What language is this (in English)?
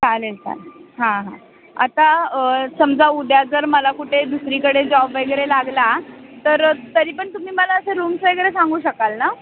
Marathi